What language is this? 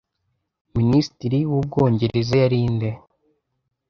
Kinyarwanda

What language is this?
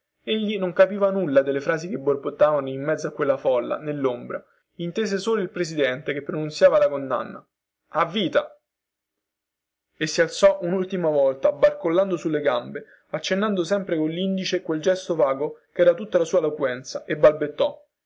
Italian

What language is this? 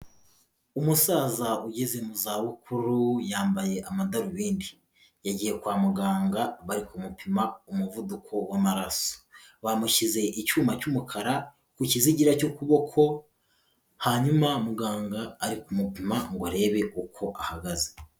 Kinyarwanda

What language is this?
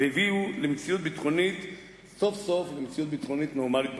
Hebrew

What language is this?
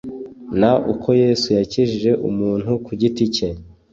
Kinyarwanda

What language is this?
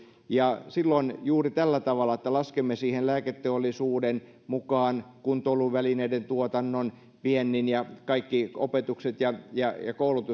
Finnish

